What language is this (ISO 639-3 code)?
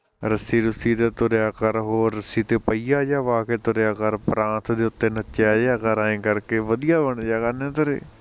pan